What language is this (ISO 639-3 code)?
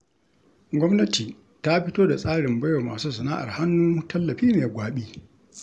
hau